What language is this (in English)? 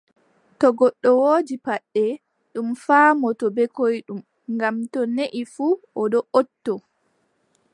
Adamawa Fulfulde